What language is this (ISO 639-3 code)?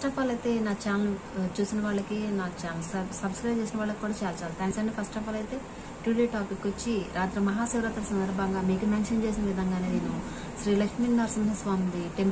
ind